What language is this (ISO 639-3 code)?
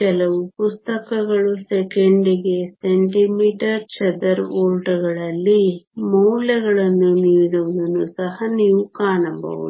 kan